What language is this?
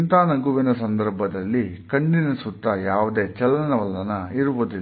Kannada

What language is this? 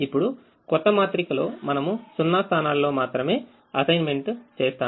Telugu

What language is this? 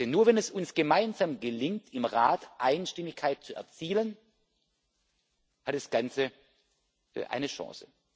German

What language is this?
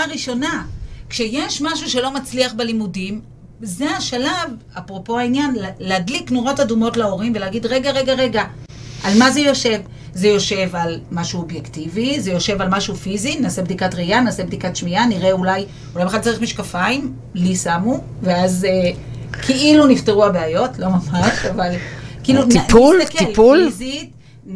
Hebrew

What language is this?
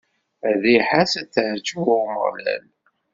Kabyle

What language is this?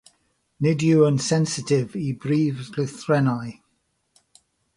Welsh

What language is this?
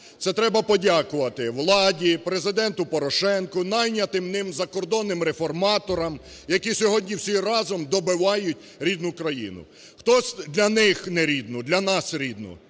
Ukrainian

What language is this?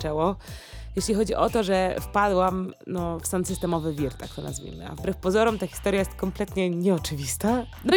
Polish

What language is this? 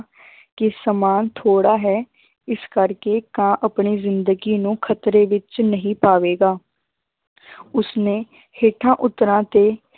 Punjabi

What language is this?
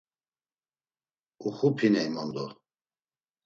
Laz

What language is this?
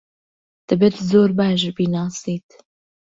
Central Kurdish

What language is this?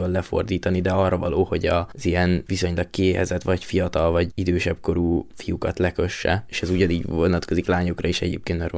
Hungarian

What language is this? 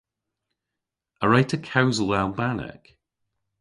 Cornish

